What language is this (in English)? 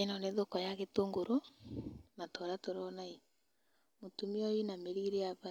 Kikuyu